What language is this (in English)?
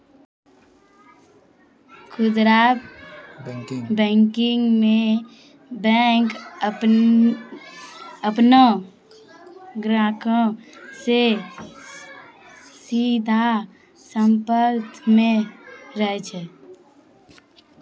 Maithili